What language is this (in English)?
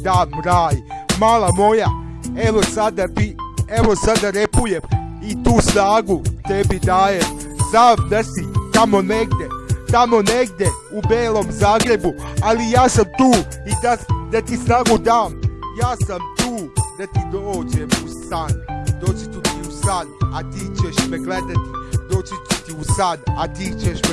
Serbian